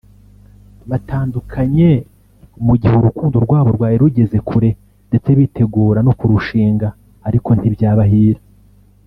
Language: Kinyarwanda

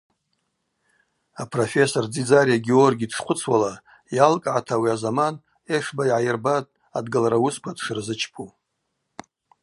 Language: Abaza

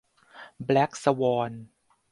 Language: Thai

